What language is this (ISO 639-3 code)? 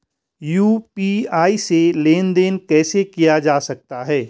hin